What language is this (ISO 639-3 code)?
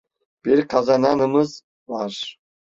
tur